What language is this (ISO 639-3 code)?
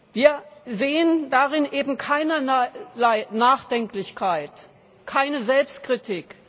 deu